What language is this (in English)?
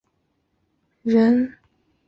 Chinese